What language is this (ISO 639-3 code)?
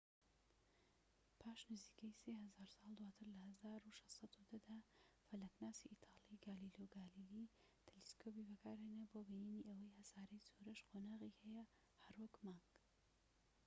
ckb